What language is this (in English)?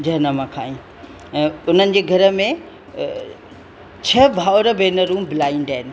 Sindhi